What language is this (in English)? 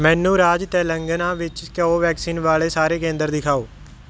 Punjabi